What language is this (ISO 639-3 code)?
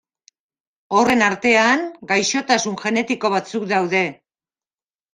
eus